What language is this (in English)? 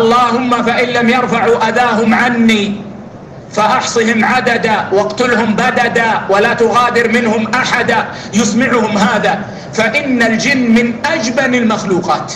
Arabic